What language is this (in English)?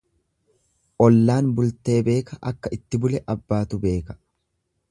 Oromo